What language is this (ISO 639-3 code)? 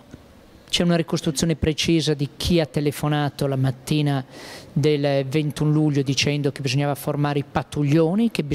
ita